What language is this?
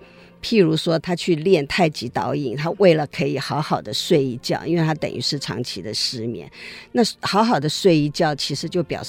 Chinese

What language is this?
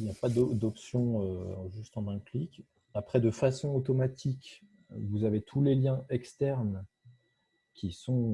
French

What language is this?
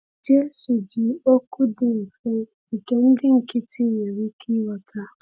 Igbo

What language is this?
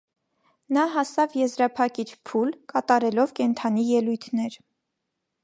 Armenian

